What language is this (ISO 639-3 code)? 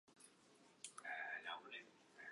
zho